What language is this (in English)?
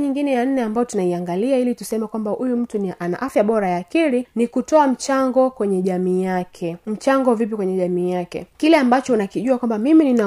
Swahili